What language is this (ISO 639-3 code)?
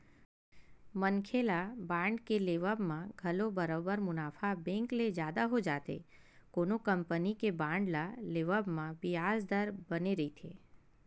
hne